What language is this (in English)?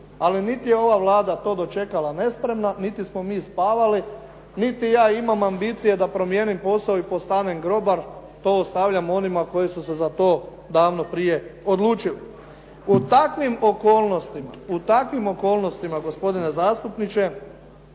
Croatian